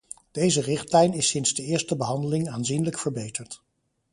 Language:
Dutch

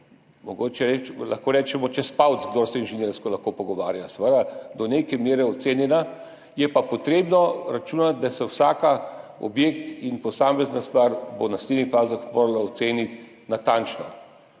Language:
Slovenian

